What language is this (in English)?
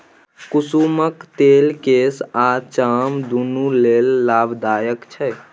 Maithili